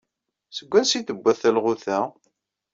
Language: Kabyle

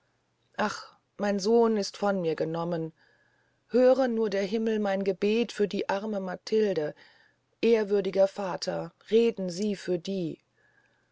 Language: German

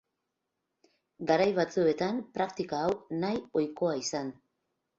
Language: Basque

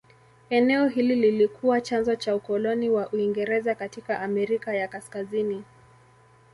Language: Swahili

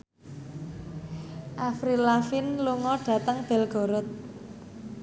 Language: Javanese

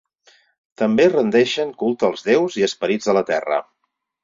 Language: Catalan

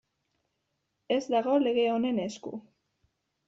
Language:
Basque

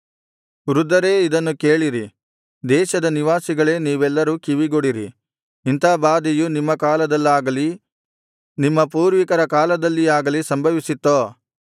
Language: Kannada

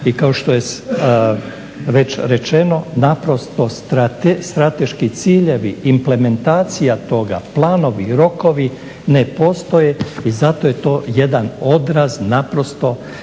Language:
Croatian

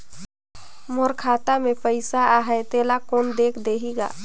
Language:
Chhattisgarhi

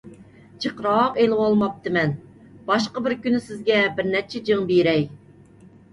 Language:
Uyghur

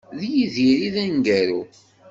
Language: Kabyle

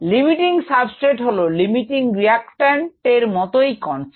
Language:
Bangla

